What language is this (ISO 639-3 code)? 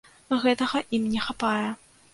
bel